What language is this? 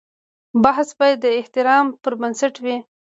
Pashto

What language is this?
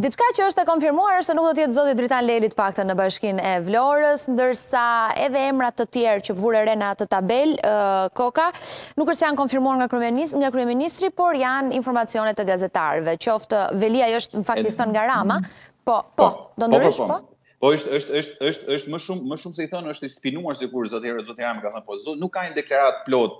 Romanian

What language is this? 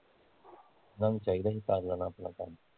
Punjabi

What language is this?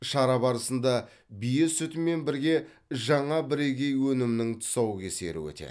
Kazakh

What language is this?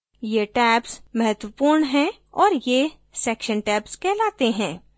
Hindi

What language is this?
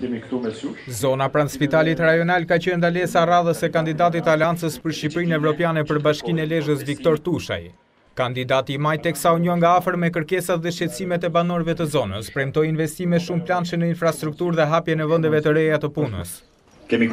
Italian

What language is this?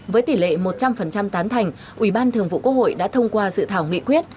Vietnamese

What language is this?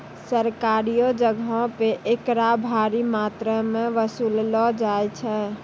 Maithili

